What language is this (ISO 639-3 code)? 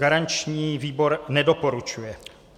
ces